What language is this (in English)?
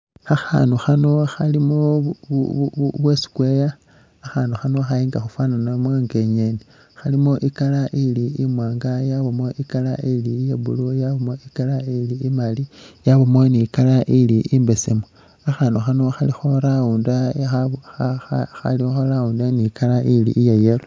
Masaaba